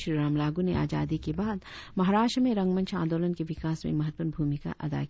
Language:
Hindi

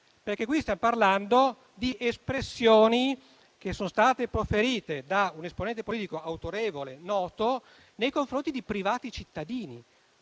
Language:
Italian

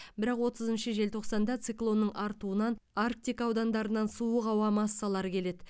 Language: Kazakh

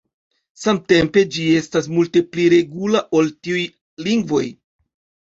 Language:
Esperanto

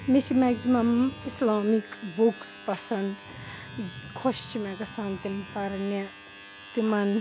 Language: Kashmiri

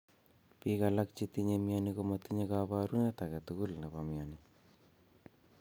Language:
Kalenjin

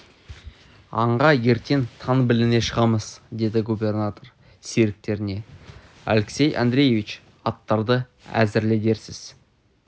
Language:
Kazakh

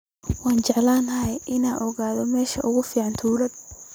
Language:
Somali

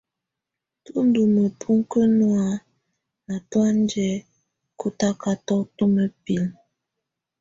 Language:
Tunen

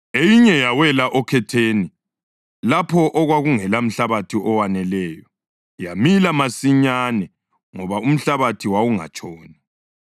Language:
North Ndebele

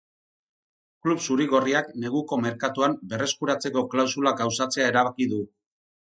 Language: Basque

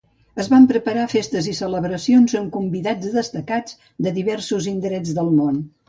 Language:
Catalan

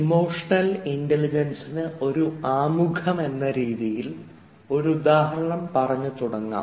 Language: Malayalam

